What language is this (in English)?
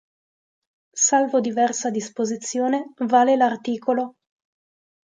Italian